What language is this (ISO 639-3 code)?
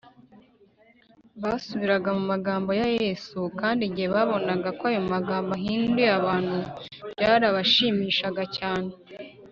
kin